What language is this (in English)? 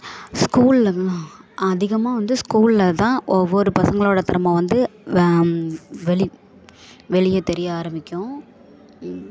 Tamil